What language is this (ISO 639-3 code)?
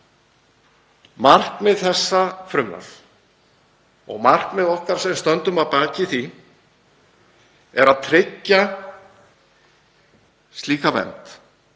isl